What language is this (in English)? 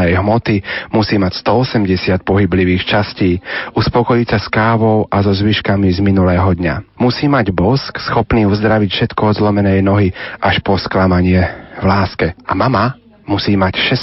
Slovak